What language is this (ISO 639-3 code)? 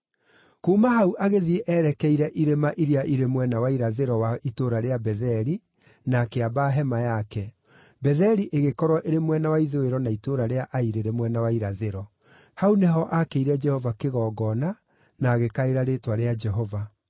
kik